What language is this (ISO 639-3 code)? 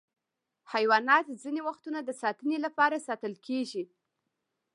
pus